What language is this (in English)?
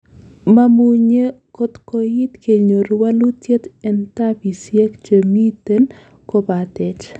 Kalenjin